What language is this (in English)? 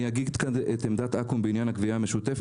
Hebrew